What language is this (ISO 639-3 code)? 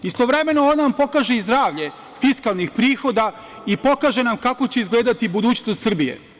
srp